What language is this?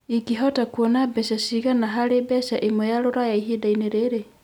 Kikuyu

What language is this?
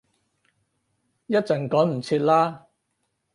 Cantonese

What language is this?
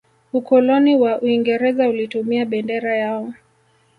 Swahili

